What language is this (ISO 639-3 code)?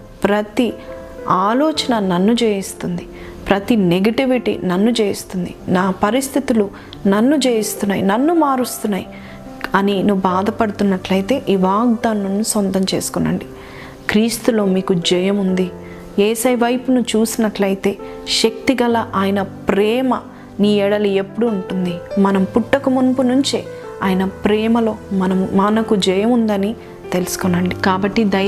tel